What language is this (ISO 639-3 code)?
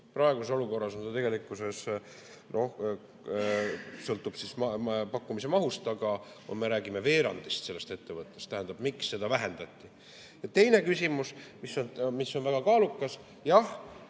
est